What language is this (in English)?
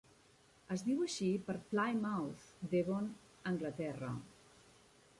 Catalan